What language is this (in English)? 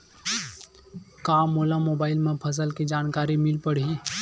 Chhattisgarhi